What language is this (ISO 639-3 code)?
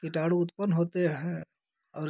hin